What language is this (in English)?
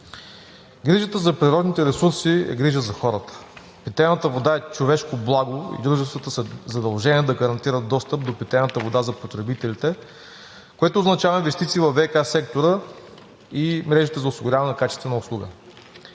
Bulgarian